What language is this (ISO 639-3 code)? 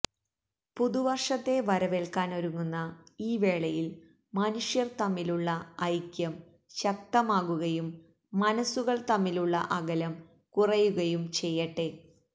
mal